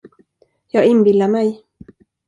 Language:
Swedish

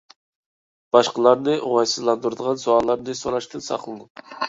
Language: Uyghur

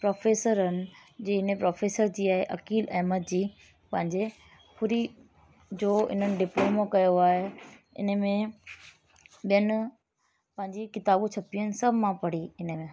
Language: Sindhi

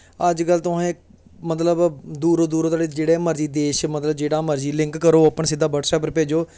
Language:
Dogri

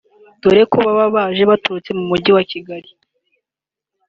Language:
Kinyarwanda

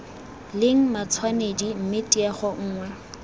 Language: Tswana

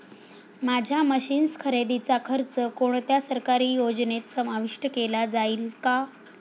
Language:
Marathi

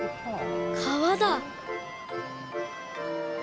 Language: Japanese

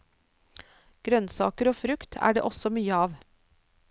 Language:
Norwegian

